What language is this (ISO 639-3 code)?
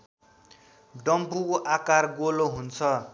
nep